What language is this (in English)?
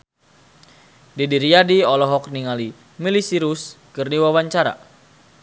Sundanese